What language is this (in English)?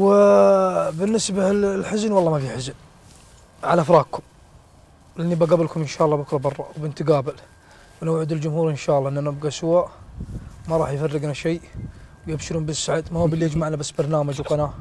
Arabic